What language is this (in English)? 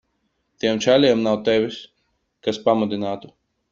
Latvian